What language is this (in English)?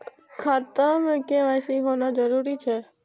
Maithili